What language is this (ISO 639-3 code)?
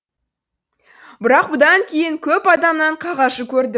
kaz